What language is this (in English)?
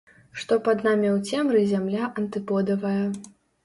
Belarusian